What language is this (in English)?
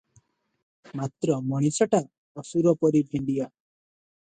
Odia